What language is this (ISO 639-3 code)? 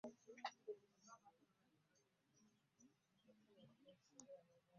lug